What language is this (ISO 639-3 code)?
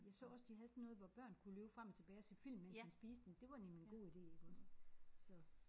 dan